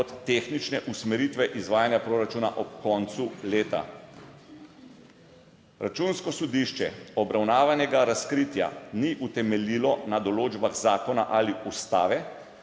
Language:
Slovenian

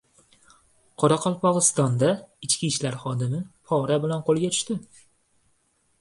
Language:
Uzbek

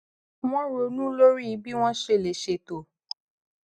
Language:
Yoruba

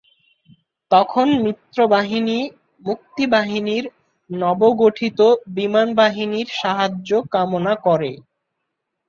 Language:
Bangla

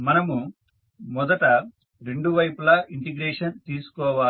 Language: Telugu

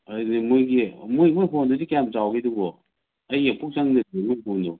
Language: Manipuri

